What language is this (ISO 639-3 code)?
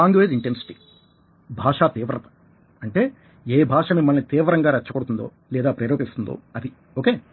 tel